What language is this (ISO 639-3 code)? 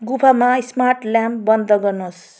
nep